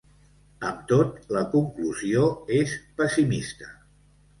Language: Catalan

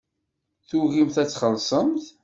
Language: Kabyle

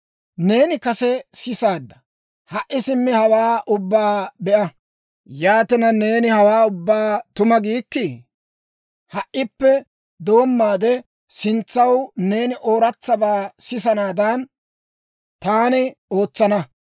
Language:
Dawro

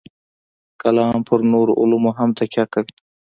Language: Pashto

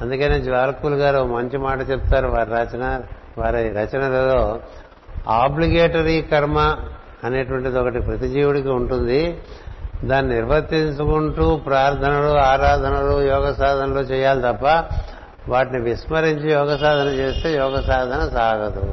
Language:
Telugu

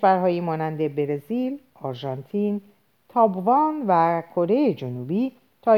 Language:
Persian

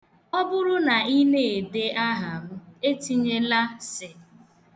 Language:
Igbo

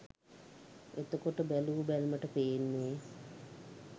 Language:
Sinhala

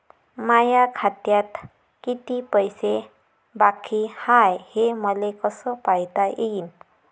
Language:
Marathi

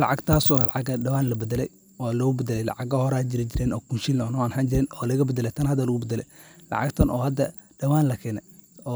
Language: Somali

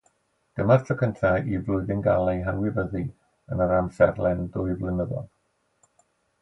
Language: Welsh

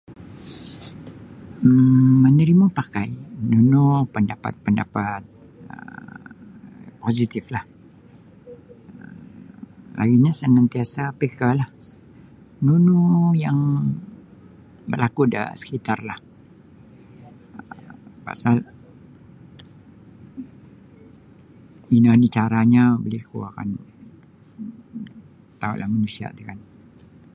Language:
Sabah Bisaya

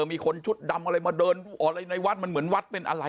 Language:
Thai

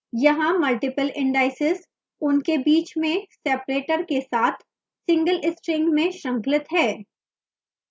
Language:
Hindi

